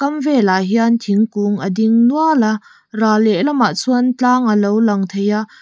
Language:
Mizo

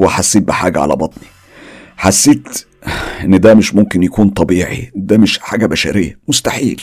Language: Arabic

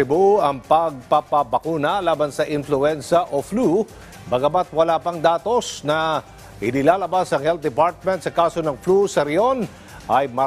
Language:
Filipino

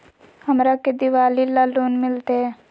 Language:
Magahi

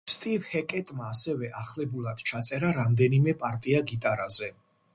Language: Georgian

